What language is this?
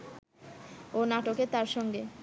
Bangla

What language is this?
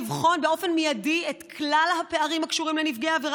Hebrew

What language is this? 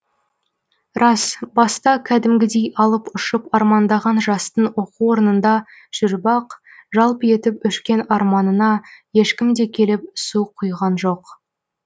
Kazakh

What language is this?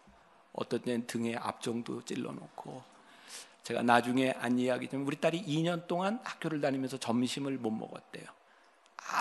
Korean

